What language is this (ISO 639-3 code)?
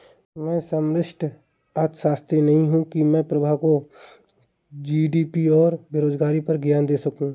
hin